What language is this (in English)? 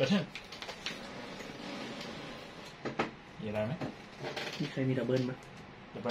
Thai